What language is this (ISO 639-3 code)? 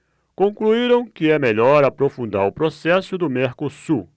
por